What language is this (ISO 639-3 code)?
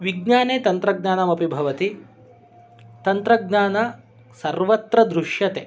san